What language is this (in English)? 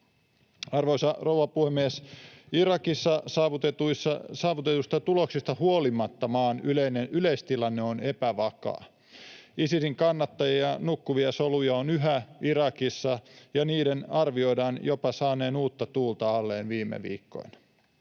Finnish